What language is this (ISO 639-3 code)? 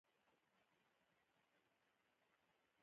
pus